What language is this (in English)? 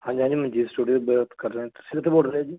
Punjabi